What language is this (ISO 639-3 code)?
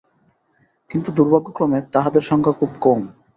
ben